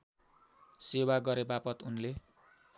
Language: Nepali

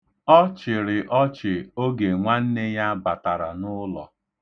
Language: Igbo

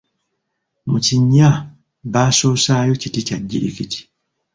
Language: Ganda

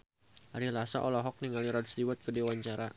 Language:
Sundanese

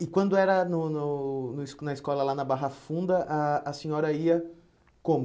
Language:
Portuguese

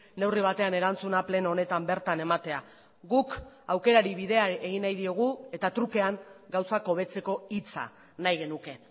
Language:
Basque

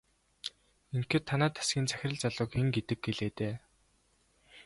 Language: Mongolian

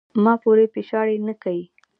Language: Pashto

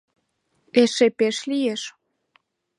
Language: Mari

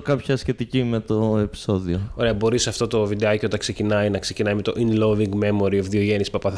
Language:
Greek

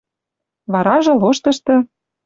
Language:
Western Mari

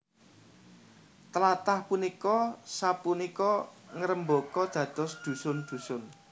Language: Javanese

